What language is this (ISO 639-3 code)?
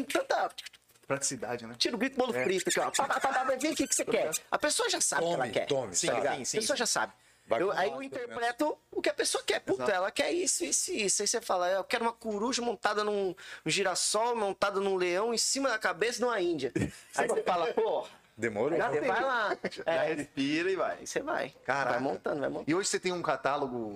por